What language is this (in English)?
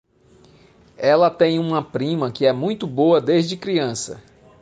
Portuguese